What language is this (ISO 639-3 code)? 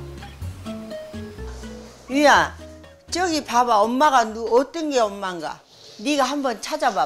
kor